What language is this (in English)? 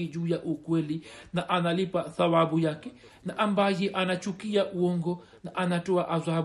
Swahili